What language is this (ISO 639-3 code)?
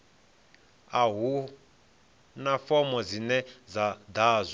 ven